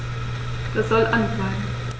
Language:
German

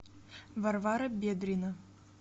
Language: Russian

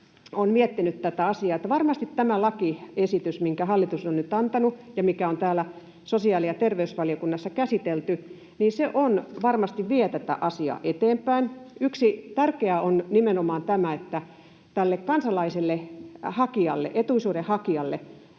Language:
Finnish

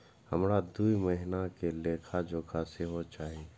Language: Maithili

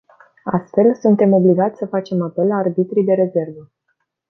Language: Romanian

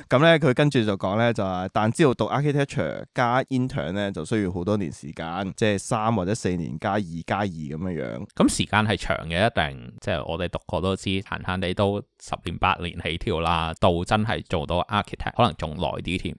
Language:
Chinese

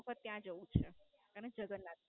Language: Gujarati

